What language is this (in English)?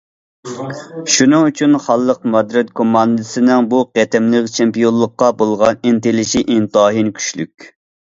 Uyghur